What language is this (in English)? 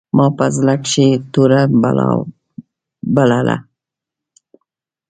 Pashto